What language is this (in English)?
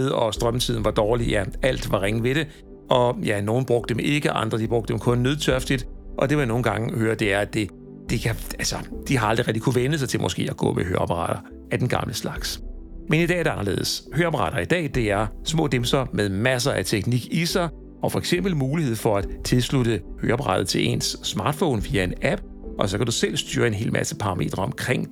Danish